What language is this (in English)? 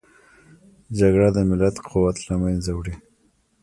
Pashto